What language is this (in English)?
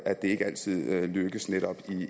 Danish